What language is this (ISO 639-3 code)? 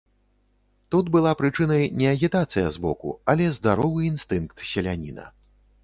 bel